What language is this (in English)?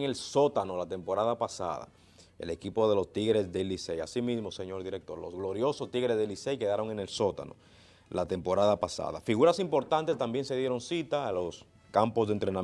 Spanish